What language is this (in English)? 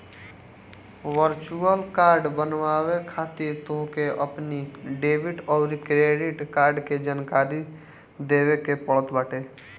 Bhojpuri